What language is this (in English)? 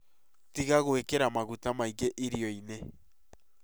Kikuyu